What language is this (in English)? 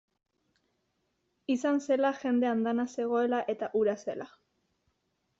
Basque